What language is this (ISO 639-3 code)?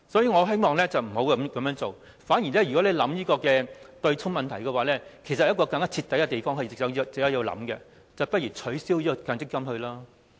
yue